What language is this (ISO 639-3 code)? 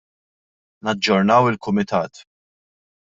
mlt